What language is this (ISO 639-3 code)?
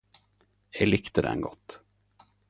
nno